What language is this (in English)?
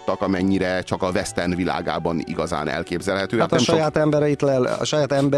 Hungarian